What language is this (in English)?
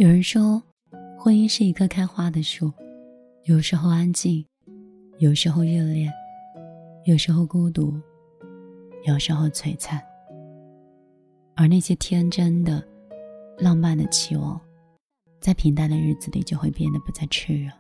Chinese